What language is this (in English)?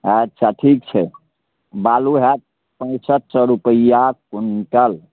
Maithili